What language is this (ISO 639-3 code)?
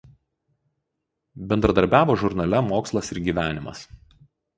lit